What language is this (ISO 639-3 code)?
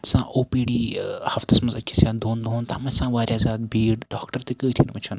kas